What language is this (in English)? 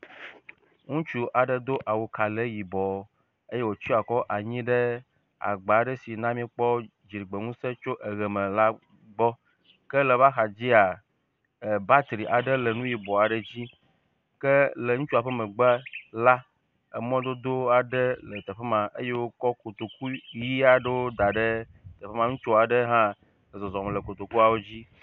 Ewe